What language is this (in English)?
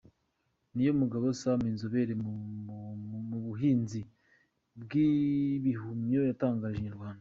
Kinyarwanda